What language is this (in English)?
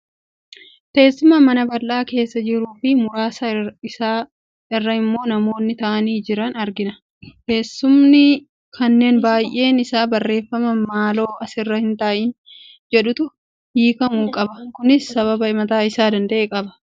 Oromo